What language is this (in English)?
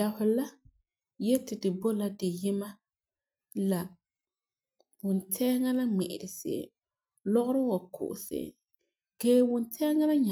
Frafra